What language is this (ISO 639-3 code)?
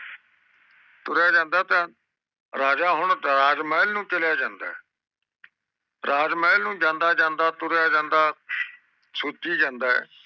pan